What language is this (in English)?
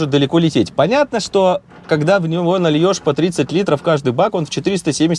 Russian